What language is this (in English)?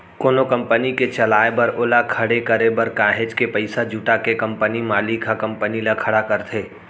Chhattisgarhi